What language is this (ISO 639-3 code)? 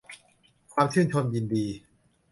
tha